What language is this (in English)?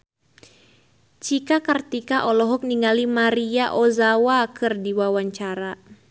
Sundanese